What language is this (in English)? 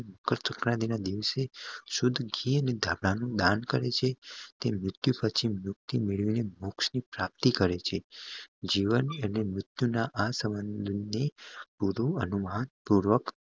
Gujarati